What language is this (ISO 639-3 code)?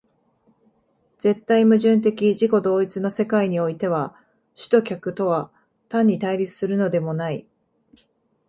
jpn